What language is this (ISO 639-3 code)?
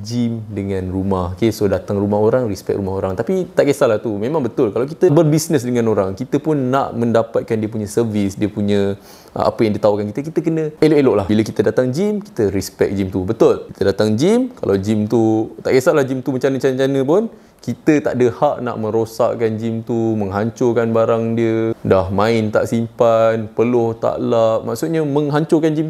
msa